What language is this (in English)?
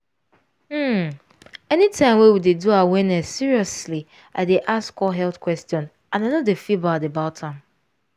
Nigerian Pidgin